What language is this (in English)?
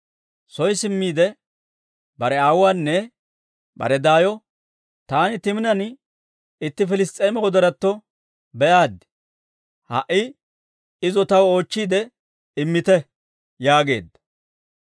Dawro